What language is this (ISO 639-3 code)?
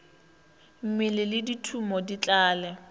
nso